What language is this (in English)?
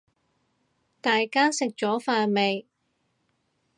Cantonese